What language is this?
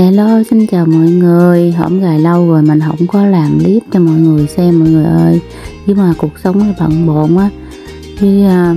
Vietnamese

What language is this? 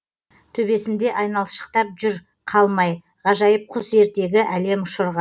Kazakh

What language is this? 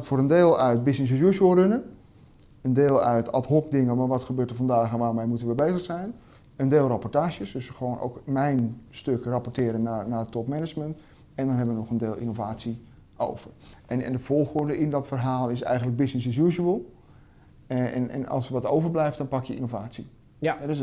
Dutch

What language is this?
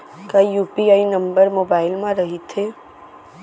Chhattisgarhi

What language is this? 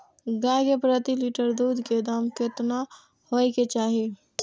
Maithili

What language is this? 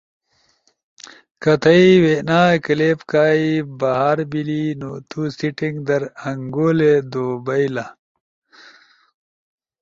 Ushojo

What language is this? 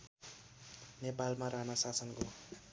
Nepali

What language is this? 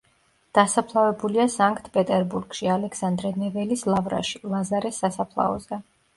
Georgian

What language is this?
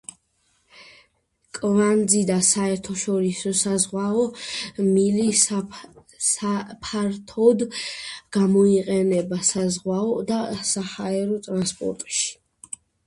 Georgian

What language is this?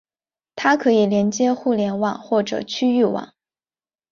Chinese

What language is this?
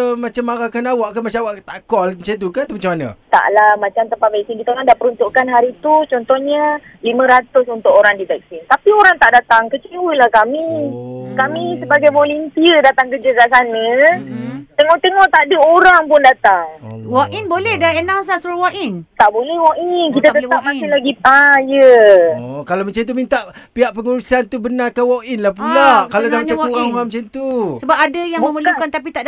Malay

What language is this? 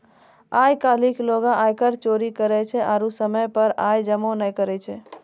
Maithili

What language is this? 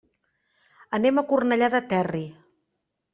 Catalan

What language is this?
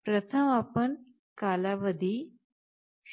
Marathi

